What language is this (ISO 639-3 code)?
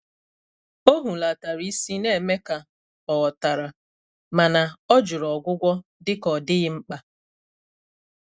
ibo